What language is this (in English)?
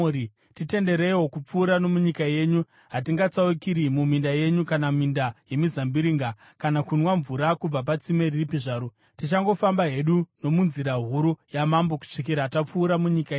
Shona